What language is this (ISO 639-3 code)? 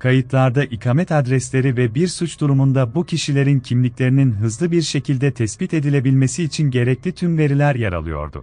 tur